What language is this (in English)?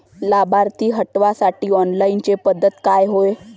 Marathi